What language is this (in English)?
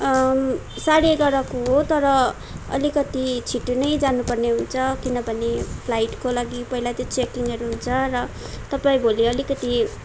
Nepali